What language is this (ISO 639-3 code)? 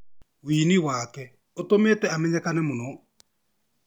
kik